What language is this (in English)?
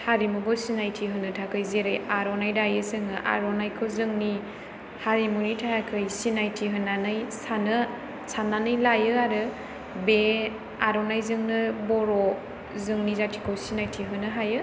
Bodo